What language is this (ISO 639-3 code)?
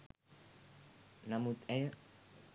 sin